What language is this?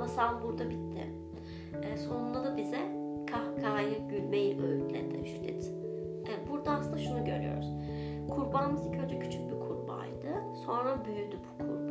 Turkish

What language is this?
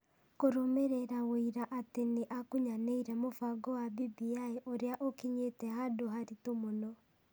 Kikuyu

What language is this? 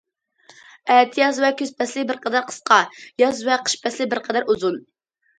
Uyghur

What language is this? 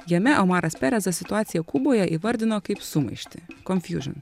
Lithuanian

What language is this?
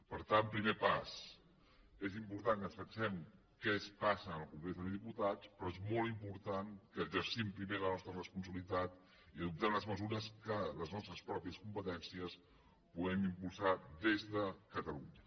Catalan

